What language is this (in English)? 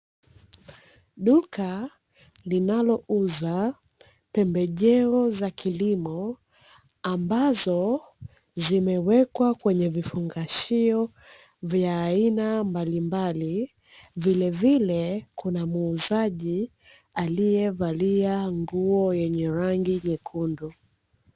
Swahili